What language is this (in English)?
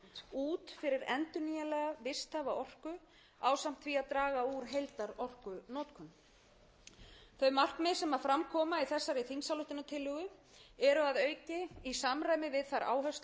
Icelandic